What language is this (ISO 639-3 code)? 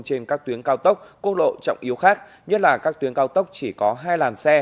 vie